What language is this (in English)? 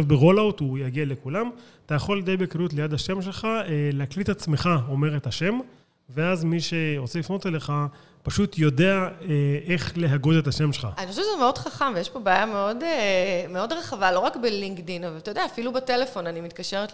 Hebrew